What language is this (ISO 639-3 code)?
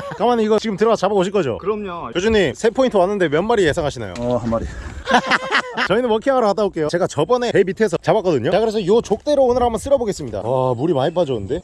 kor